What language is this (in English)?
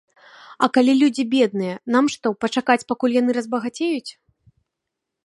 Belarusian